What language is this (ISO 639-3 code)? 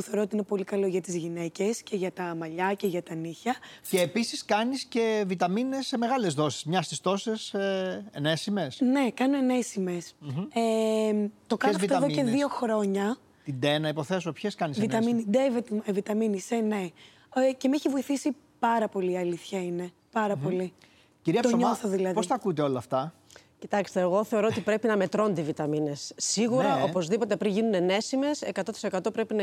ell